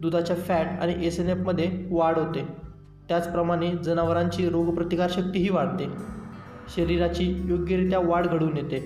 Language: Marathi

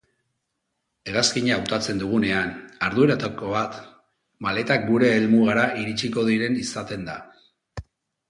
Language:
Basque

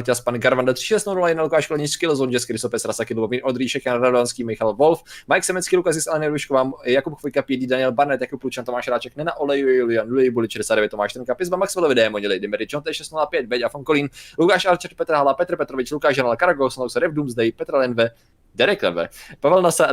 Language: Czech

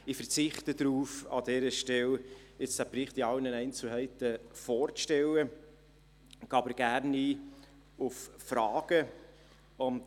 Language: Swiss German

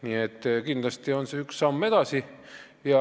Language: Estonian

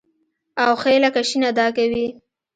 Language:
Pashto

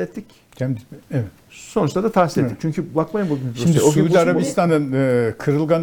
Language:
Turkish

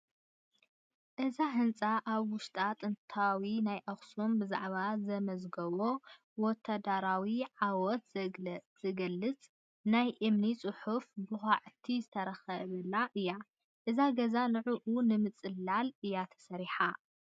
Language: Tigrinya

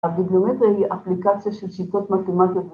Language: Hebrew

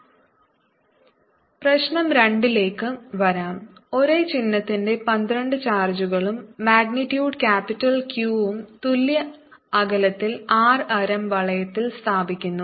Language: Malayalam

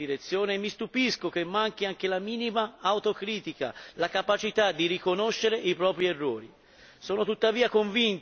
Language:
Italian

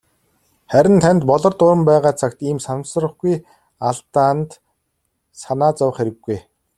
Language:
Mongolian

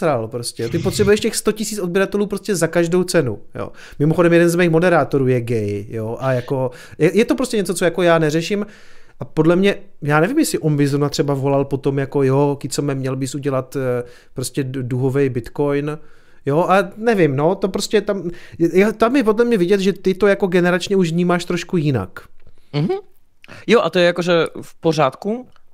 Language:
Czech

